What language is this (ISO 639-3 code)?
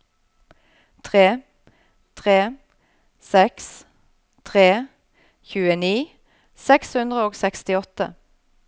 nor